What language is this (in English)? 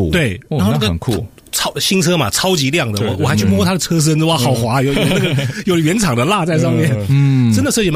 Chinese